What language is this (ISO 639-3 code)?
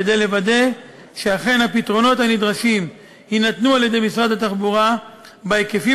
heb